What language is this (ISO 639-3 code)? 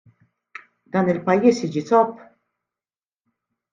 mlt